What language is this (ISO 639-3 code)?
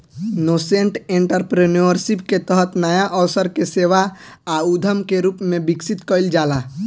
bho